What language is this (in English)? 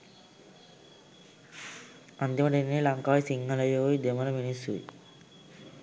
Sinhala